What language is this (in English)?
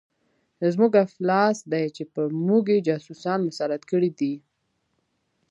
Pashto